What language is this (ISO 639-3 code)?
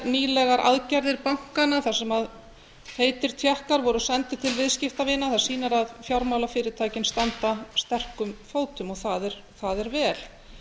isl